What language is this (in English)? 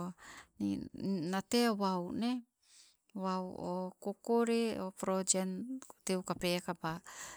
Sibe